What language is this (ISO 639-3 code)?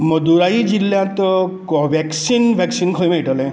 kok